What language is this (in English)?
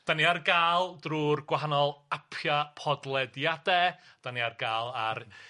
Welsh